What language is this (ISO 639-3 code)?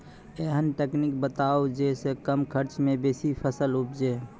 mai